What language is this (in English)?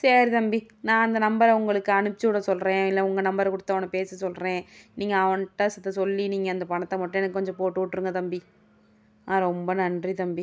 Tamil